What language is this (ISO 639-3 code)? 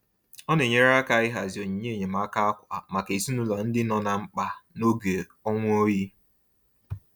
ibo